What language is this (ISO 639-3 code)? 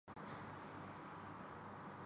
urd